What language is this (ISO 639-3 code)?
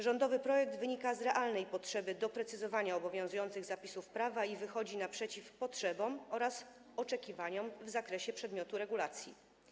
pol